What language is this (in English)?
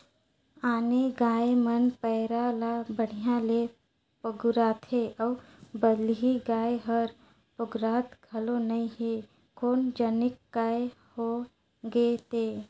Chhattisgarhi